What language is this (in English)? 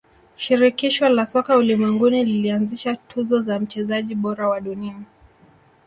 Swahili